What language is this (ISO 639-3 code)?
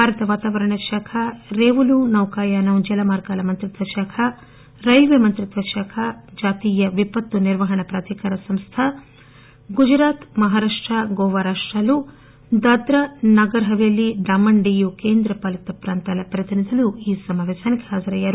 tel